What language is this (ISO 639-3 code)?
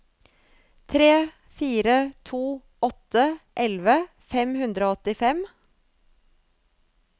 nor